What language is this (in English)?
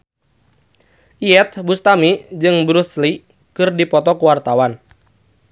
Sundanese